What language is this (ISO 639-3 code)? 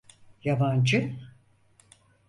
tur